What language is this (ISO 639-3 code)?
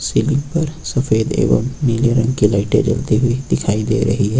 hin